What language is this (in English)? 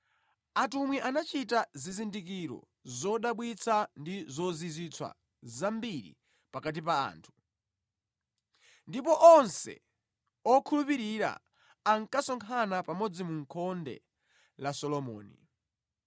Nyanja